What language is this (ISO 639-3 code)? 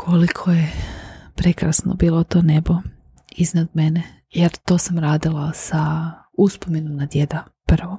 hrv